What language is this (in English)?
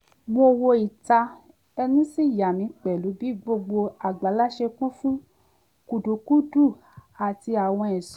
Yoruba